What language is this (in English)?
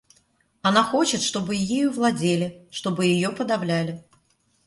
Russian